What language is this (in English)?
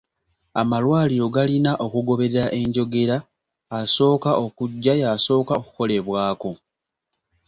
Ganda